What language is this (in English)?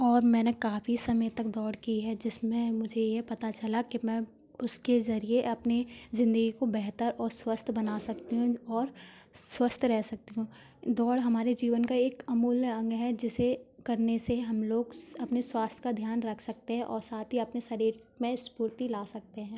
Hindi